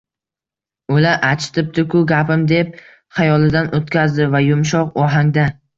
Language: Uzbek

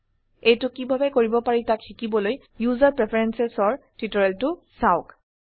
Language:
Assamese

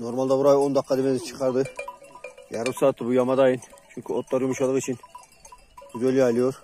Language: Turkish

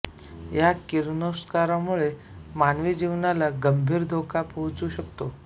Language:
Marathi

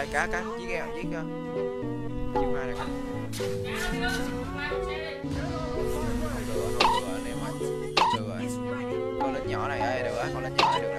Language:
Vietnamese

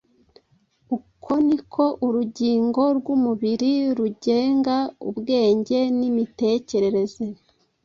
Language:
Kinyarwanda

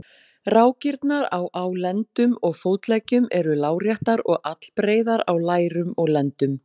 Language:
Icelandic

